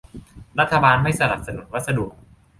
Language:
Thai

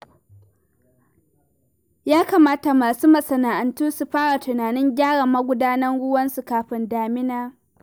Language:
Hausa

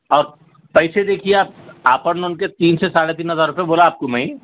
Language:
Urdu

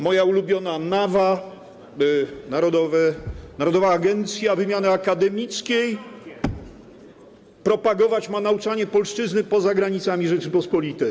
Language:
Polish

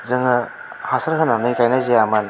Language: Bodo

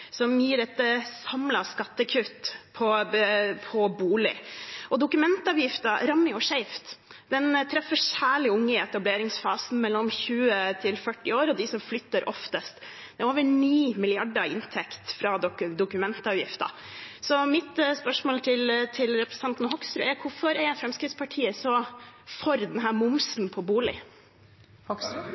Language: Norwegian Bokmål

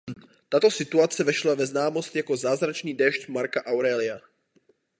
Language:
Czech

